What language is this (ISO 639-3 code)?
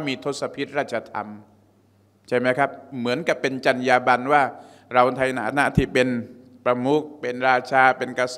tha